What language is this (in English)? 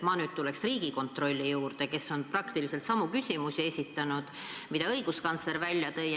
Estonian